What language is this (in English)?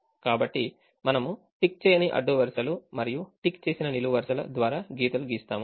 Telugu